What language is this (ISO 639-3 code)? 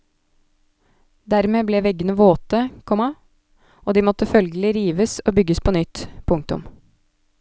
nor